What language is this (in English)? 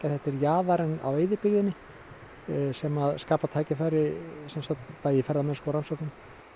Icelandic